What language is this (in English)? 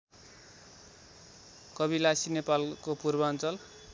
Nepali